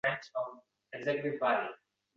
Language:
Uzbek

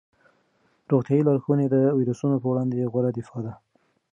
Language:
Pashto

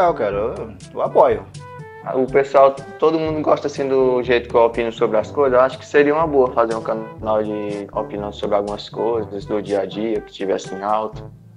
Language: Portuguese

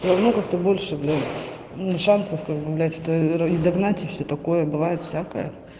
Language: Russian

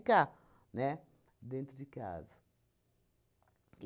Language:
Portuguese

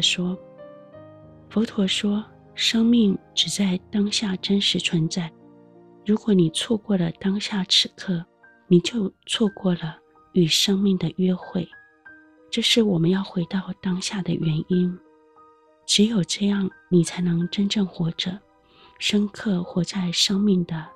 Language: Chinese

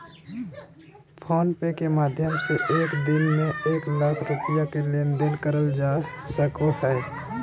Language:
Magahi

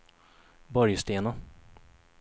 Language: Swedish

